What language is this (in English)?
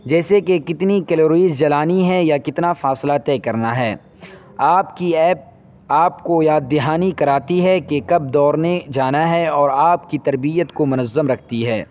Urdu